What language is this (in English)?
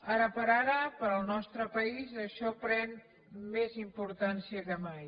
Catalan